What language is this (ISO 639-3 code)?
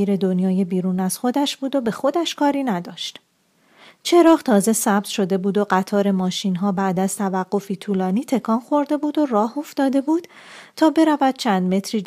fas